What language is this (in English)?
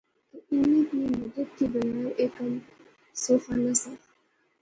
Pahari-Potwari